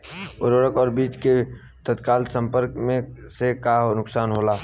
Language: Bhojpuri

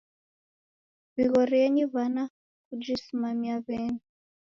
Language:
Taita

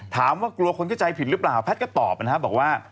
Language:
Thai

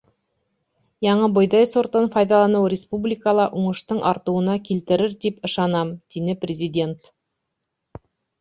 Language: Bashkir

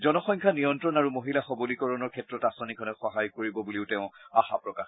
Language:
Assamese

